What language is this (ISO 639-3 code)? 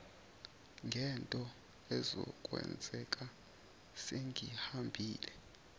zul